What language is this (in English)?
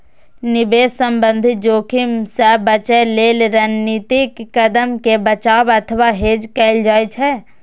Maithili